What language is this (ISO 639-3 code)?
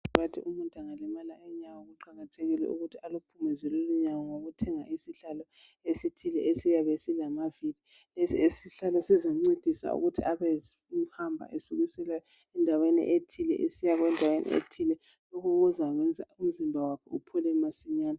nde